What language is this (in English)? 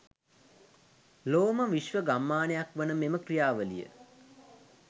Sinhala